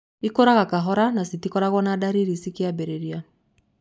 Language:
Kikuyu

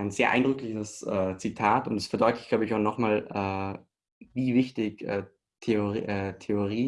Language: German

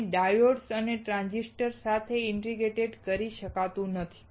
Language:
Gujarati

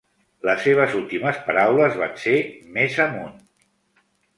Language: Catalan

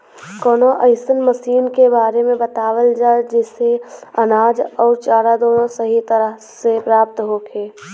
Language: Bhojpuri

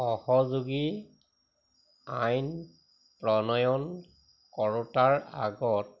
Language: Assamese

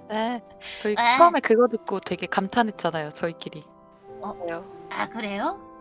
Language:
Korean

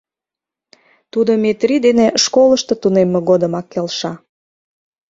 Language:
Mari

